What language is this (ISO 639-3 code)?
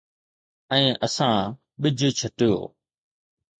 snd